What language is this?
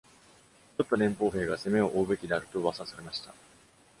Japanese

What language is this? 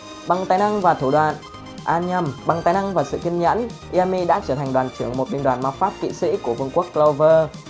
Vietnamese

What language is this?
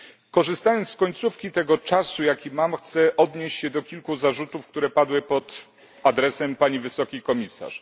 Polish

